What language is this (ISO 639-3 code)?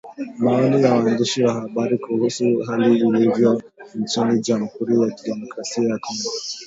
swa